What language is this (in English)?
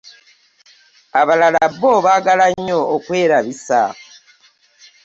Ganda